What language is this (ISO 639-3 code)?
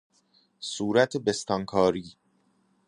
fas